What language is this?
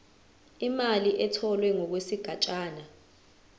Zulu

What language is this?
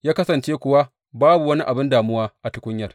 Hausa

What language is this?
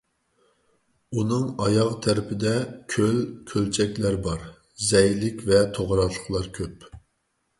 Uyghur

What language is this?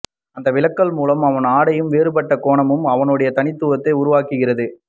Tamil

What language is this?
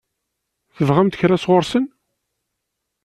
Kabyle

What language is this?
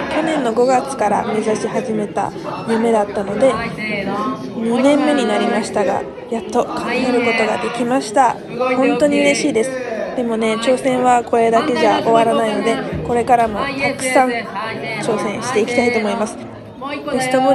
Japanese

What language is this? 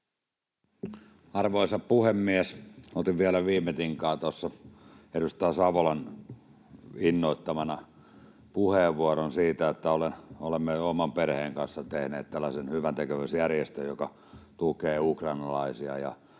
Finnish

